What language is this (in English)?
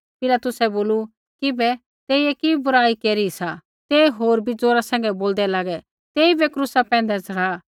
Kullu Pahari